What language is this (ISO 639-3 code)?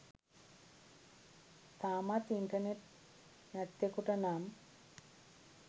sin